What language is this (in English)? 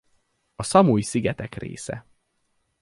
Hungarian